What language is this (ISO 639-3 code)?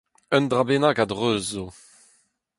bre